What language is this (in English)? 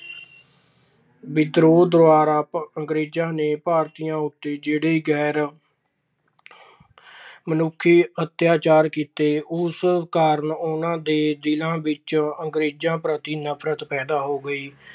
Punjabi